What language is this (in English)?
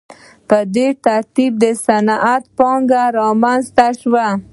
Pashto